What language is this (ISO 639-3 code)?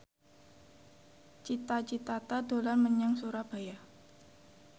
jav